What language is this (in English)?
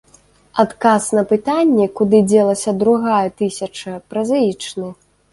Belarusian